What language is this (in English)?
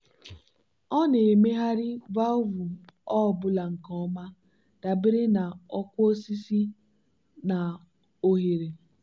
Igbo